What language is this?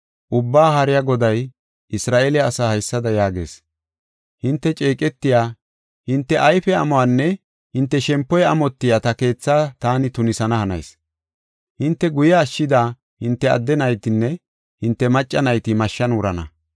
Gofa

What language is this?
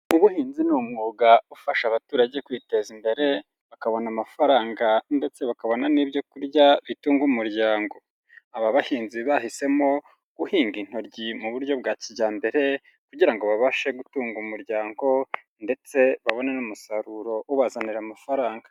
Kinyarwanda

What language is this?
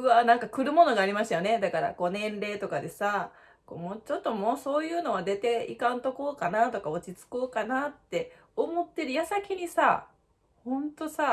Japanese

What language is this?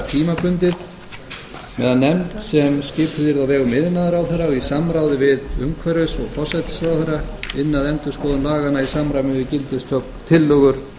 Icelandic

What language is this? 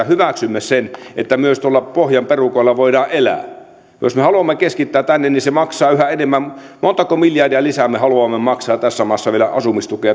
Finnish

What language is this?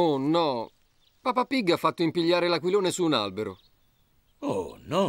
Italian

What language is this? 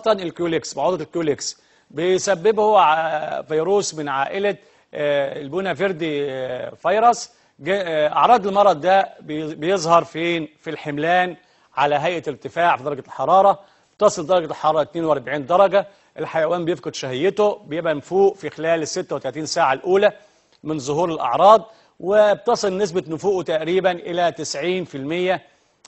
Arabic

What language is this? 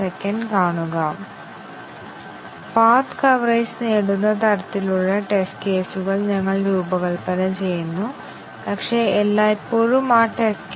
Malayalam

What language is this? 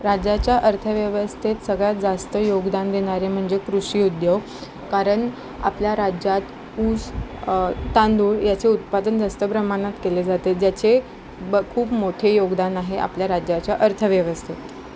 Marathi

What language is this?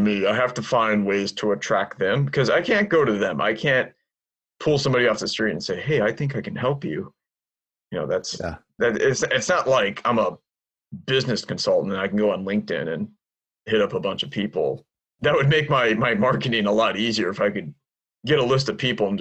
English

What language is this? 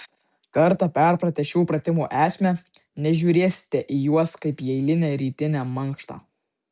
Lithuanian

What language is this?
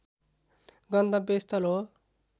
Nepali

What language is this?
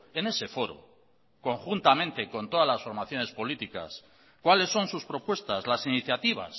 Spanish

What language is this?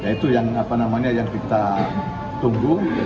Indonesian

